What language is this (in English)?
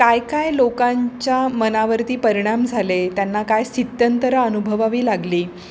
Marathi